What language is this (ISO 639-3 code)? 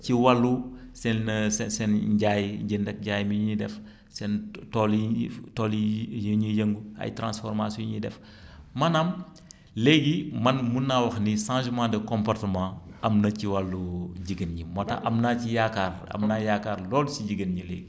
wol